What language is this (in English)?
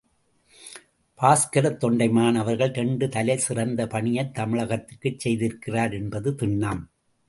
Tamil